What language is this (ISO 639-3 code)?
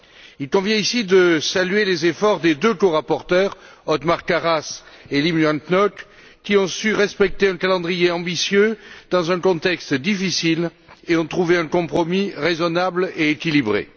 fra